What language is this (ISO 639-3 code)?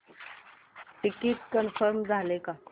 mar